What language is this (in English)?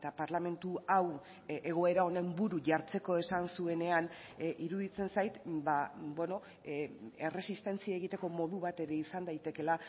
Basque